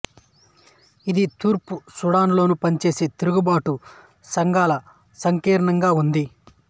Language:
Telugu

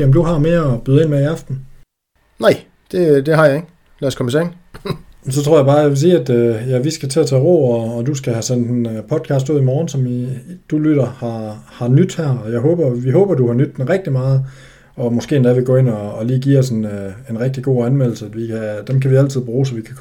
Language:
Danish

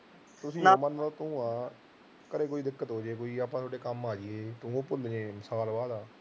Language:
Punjabi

